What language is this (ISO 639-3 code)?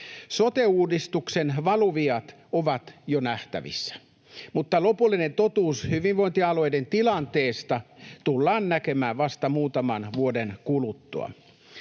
fin